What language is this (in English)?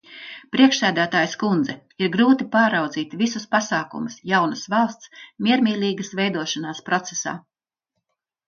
Latvian